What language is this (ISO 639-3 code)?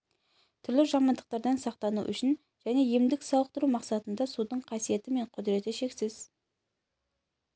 kaz